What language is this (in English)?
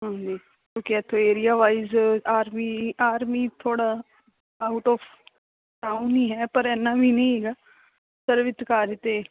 Punjabi